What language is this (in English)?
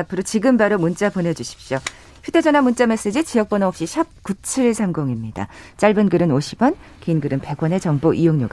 Korean